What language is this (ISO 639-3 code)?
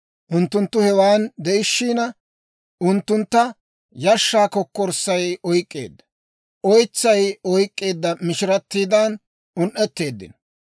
dwr